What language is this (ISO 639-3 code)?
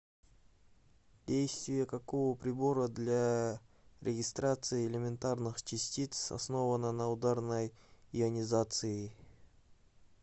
rus